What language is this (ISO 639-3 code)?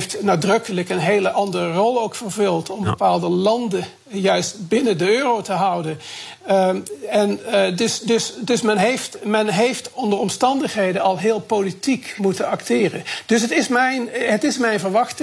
nld